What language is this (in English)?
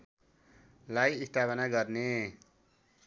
Nepali